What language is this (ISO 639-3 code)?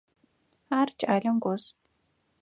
ady